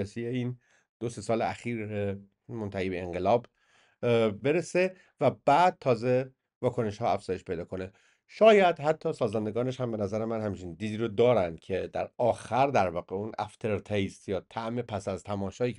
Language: Persian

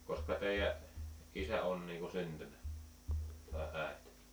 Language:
Finnish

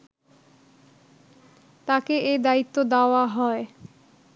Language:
Bangla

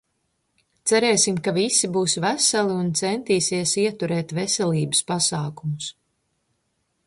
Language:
Latvian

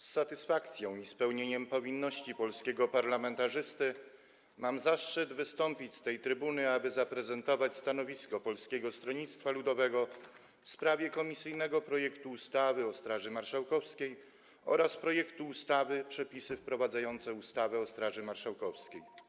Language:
Polish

